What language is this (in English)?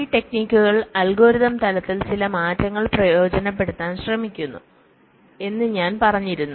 Malayalam